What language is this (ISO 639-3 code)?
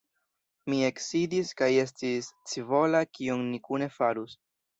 epo